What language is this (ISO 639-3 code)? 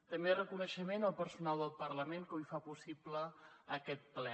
cat